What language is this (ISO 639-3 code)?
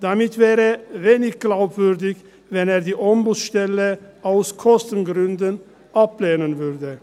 gsw